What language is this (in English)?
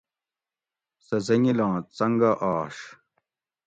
Gawri